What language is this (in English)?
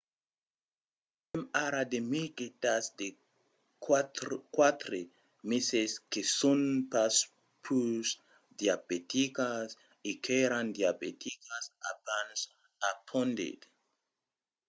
Occitan